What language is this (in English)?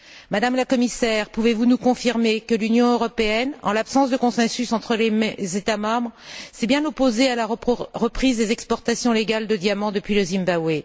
French